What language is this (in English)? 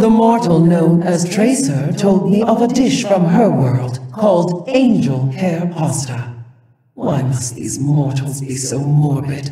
English